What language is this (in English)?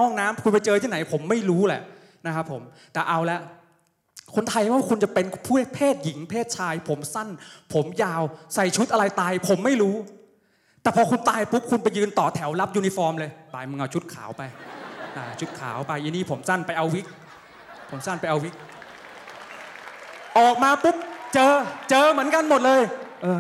Thai